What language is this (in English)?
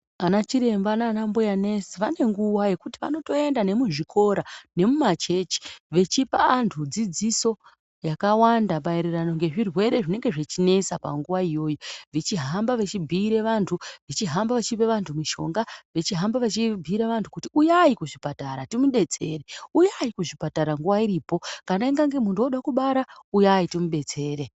Ndau